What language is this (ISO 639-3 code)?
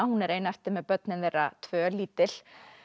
isl